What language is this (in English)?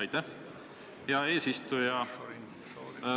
Estonian